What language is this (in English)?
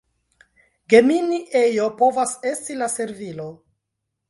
Esperanto